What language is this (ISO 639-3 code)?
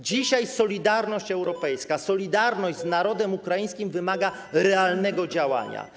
pol